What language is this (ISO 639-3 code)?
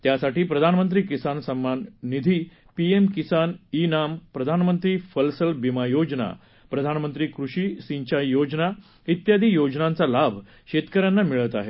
mar